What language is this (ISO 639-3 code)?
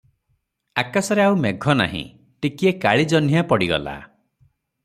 ori